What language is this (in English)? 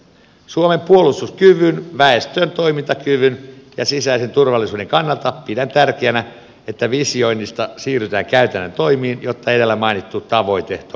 Finnish